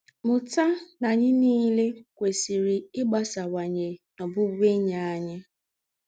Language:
Igbo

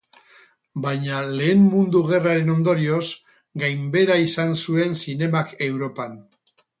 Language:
Basque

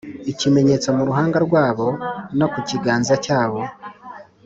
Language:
Kinyarwanda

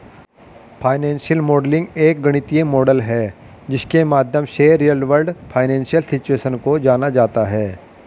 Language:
Hindi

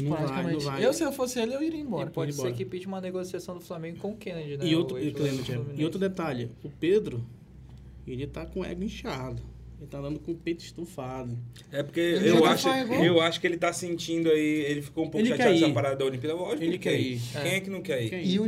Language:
Portuguese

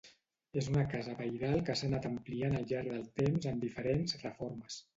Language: Catalan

